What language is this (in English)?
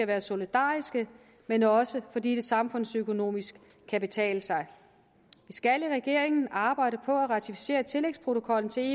Danish